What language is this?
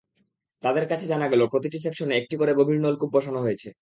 Bangla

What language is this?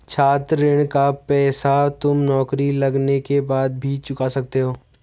Hindi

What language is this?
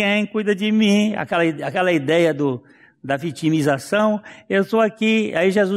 Portuguese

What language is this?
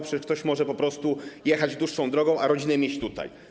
Polish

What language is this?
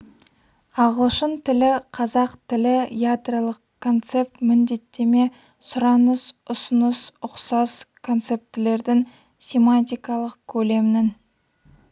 Kazakh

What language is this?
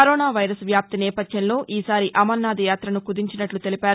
Telugu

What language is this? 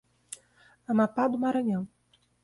Portuguese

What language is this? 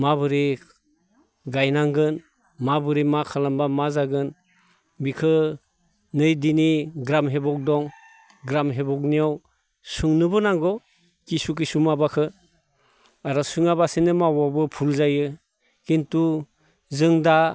Bodo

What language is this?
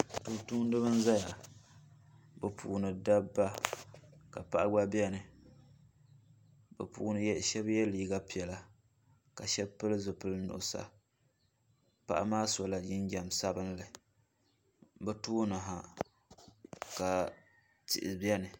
Dagbani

